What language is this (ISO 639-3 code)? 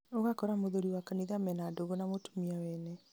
kik